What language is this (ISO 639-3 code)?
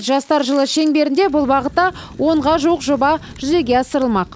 kaz